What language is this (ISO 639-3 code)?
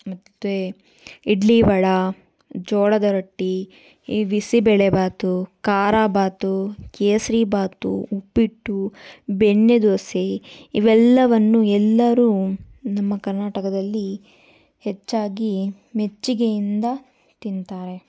kan